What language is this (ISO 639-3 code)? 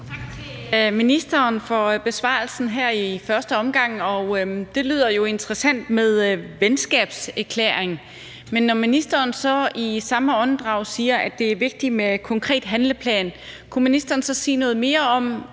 dan